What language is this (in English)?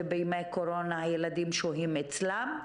Hebrew